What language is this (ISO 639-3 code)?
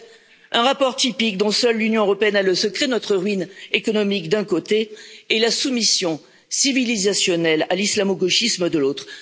fra